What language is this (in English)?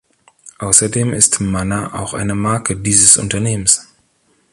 German